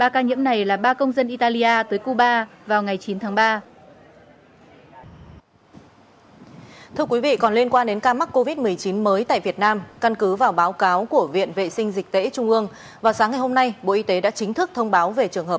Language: Vietnamese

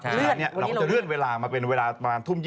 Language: Thai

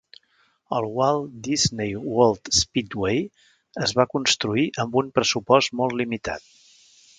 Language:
Catalan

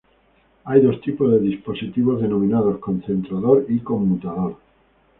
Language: Spanish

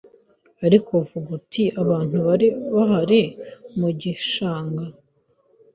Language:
Kinyarwanda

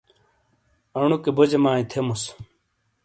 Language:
Shina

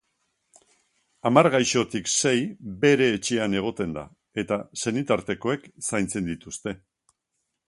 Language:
Basque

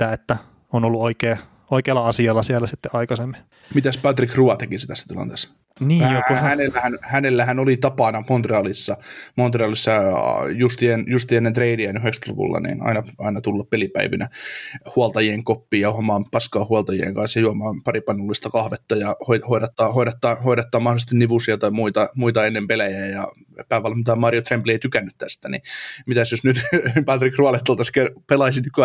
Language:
Finnish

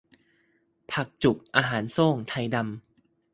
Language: Thai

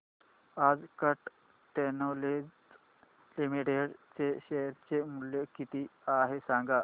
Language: Marathi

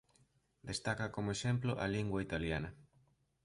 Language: Galician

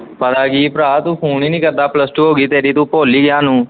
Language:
Punjabi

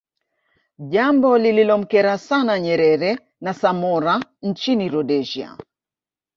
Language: Swahili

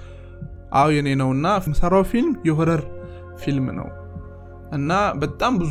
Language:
Amharic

